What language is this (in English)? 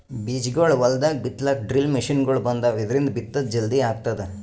Kannada